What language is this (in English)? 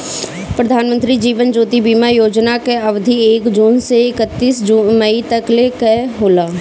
Bhojpuri